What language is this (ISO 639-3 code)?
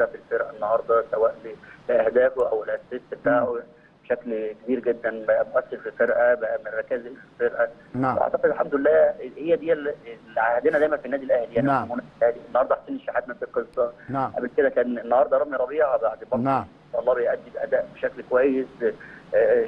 ara